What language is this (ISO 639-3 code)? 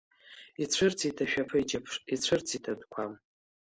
abk